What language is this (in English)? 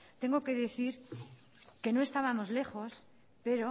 Spanish